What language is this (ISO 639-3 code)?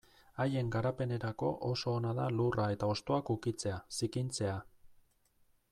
eus